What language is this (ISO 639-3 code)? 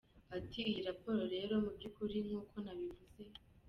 kin